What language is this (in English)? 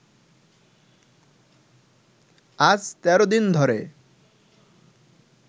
Bangla